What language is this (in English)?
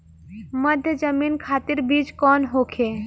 Bhojpuri